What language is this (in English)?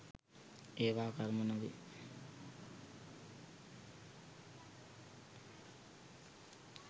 Sinhala